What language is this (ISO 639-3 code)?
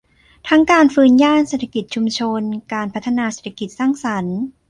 tha